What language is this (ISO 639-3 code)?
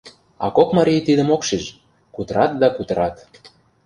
chm